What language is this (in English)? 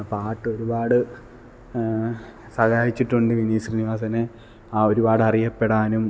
Malayalam